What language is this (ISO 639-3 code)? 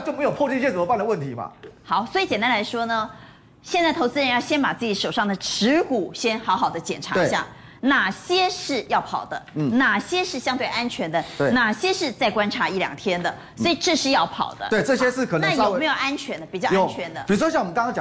zho